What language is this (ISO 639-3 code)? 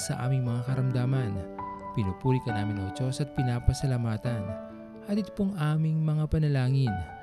fil